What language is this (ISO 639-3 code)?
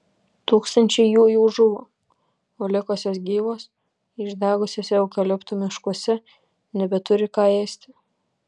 lit